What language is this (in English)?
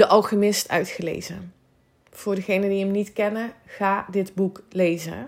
Dutch